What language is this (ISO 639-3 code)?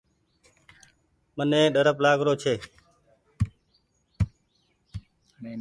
gig